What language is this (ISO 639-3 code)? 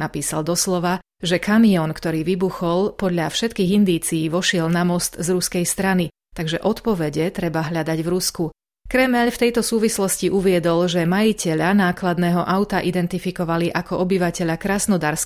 slk